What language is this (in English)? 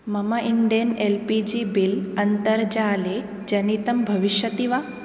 Sanskrit